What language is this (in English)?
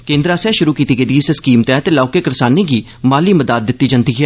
Dogri